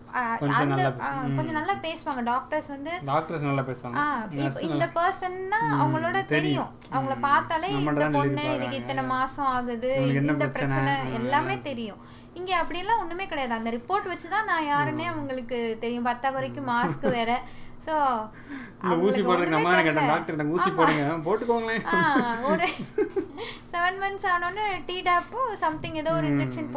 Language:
Tamil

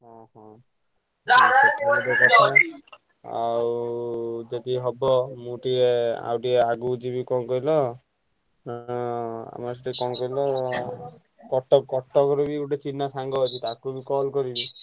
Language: Odia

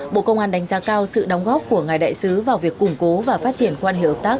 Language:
Vietnamese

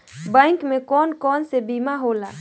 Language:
Bhojpuri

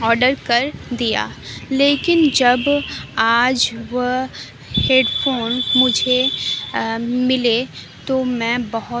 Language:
Urdu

